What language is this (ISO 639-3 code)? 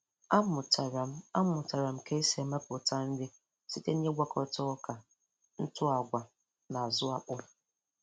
ibo